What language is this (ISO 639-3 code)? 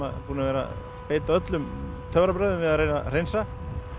isl